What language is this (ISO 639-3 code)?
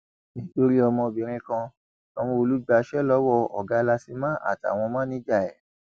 yor